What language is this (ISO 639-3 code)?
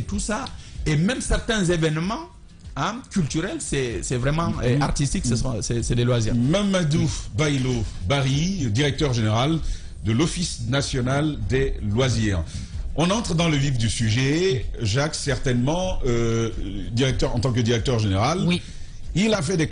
fra